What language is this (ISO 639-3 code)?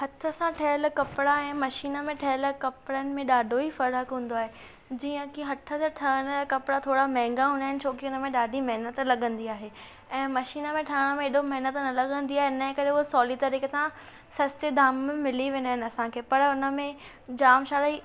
snd